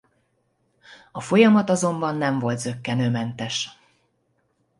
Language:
Hungarian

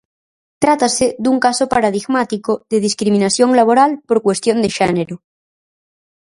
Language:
Galician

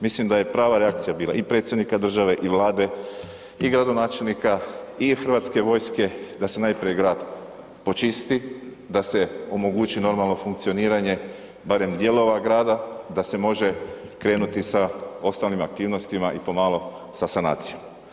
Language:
Croatian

